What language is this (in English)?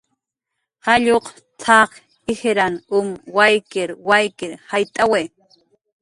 Jaqaru